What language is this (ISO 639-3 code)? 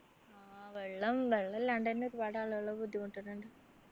mal